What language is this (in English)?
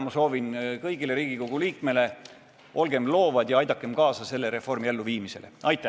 Estonian